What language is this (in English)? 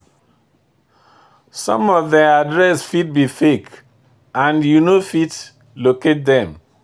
Nigerian Pidgin